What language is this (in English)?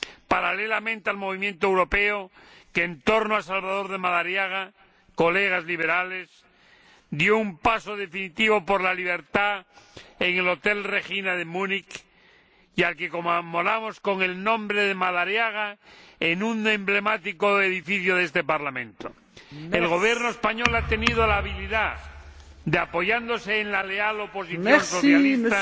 Spanish